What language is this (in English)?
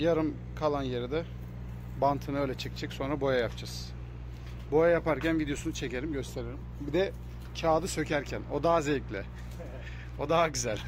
Turkish